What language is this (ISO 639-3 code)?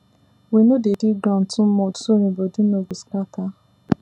pcm